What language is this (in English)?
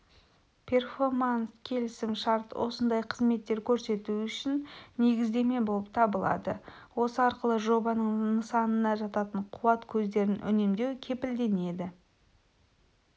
Kazakh